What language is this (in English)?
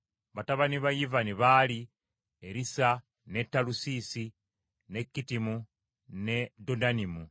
Ganda